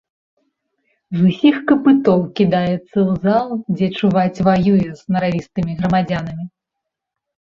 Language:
Belarusian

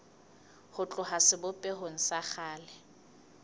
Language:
Southern Sotho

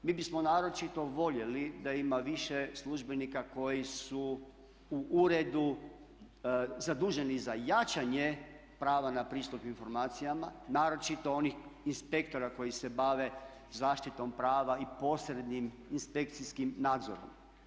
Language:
Croatian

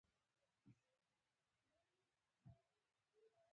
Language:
Pashto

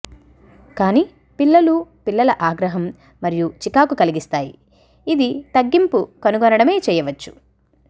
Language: Telugu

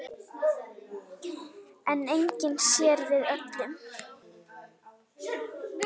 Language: Icelandic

